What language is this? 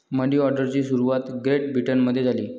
Marathi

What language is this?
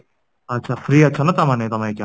Odia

